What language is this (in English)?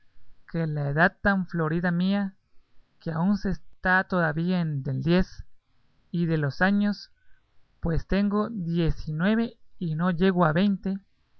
Spanish